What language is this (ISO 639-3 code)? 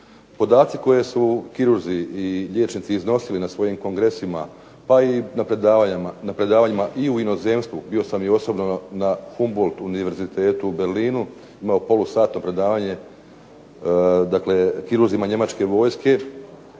hrv